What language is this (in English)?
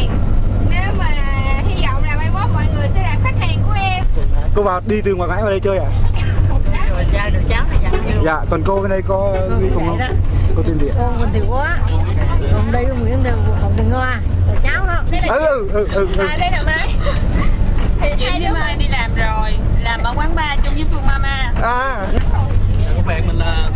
Vietnamese